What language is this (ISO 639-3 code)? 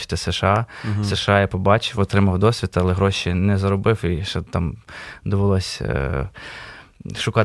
ukr